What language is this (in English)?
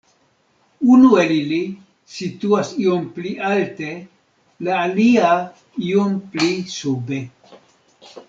Esperanto